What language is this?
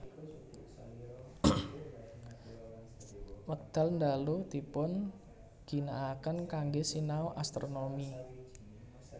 Javanese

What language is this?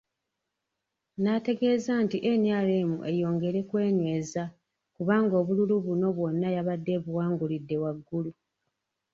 Ganda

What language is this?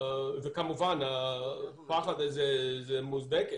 Hebrew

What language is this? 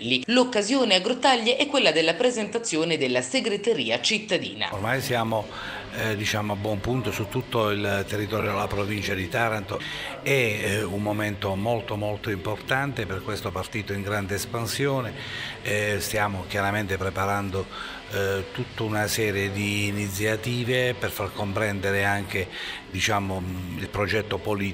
Italian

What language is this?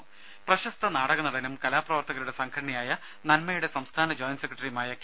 Malayalam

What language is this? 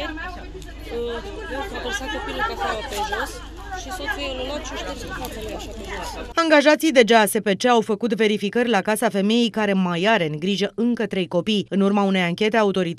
Romanian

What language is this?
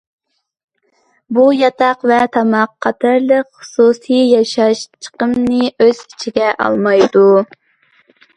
Uyghur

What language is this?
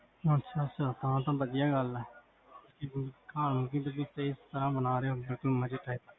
Punjabi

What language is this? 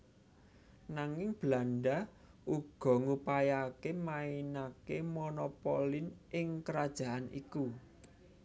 Javanese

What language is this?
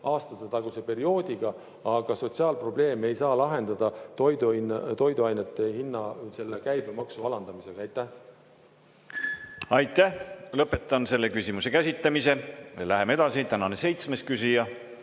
Estonian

